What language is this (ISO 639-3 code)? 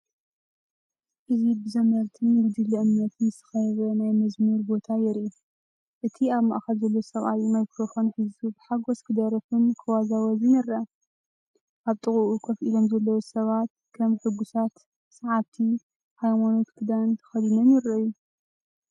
tir